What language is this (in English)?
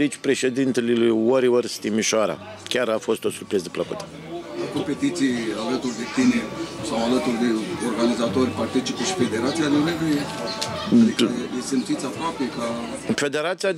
Romanian